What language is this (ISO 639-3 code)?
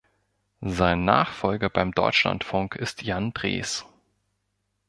deu